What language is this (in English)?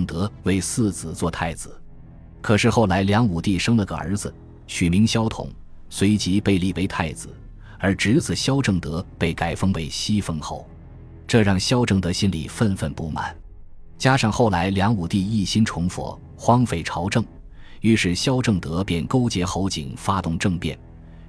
Chinese